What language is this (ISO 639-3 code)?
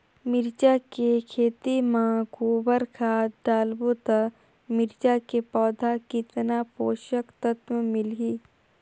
hne